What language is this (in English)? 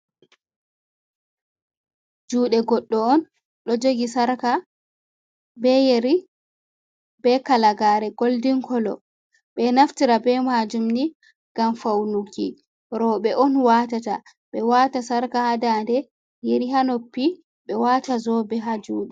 Fula